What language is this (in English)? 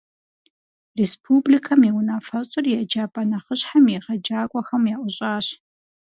Kabardian